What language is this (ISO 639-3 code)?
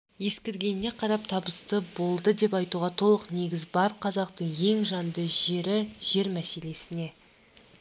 kaz